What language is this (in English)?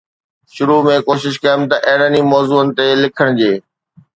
Sindhi